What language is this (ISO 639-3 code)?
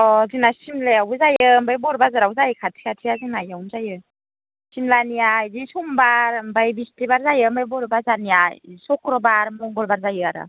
brx